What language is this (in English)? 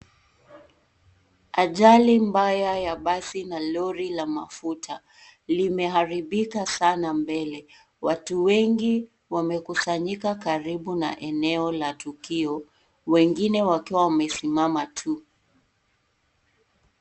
Swahili